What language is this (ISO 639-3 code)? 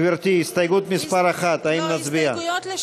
heb